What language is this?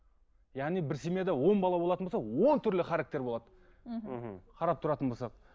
Kazakh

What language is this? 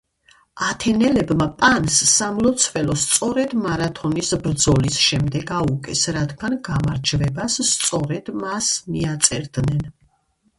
Georgian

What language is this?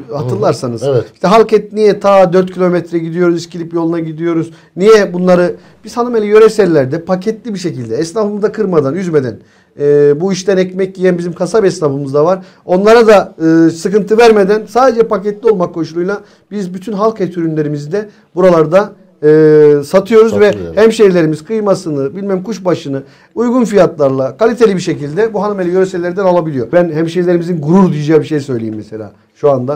Turkish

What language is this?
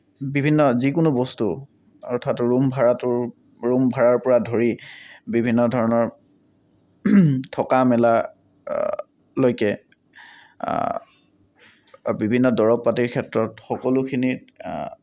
Assamese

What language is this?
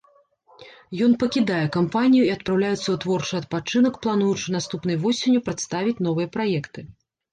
Belarusian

